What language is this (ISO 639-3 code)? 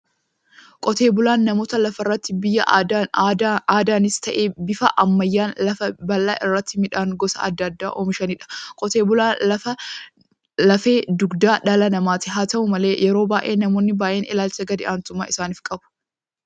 orm